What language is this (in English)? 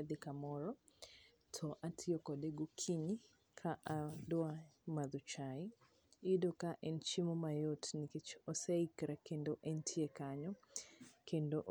Luo (Kenya and Tanzania)